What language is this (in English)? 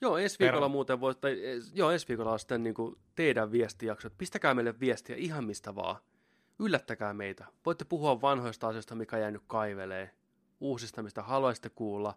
Finnish